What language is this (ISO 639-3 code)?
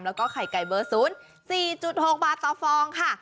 tha